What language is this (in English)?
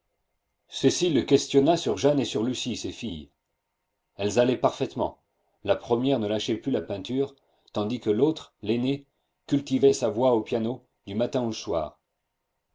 French